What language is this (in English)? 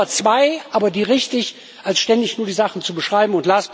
German